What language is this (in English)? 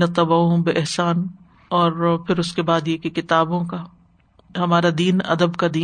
Urdu